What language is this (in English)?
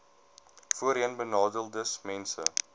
Afrikaans